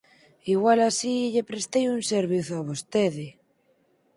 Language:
Galician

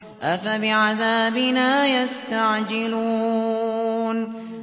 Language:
Arabic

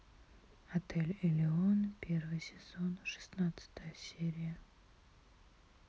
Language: Russian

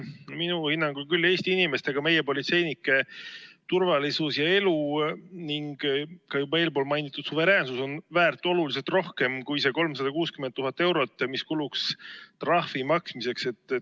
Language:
Estonian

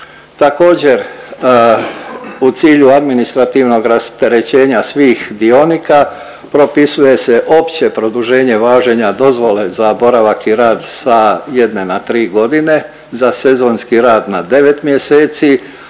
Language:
Croatian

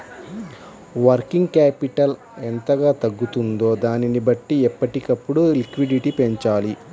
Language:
Telugu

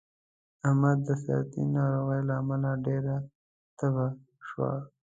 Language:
Pashto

